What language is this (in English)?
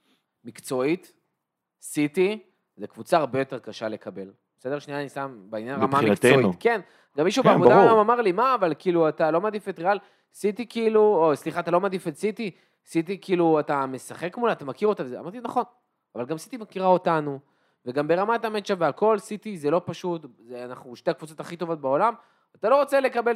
Hebrew